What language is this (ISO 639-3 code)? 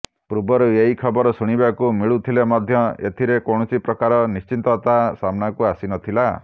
ori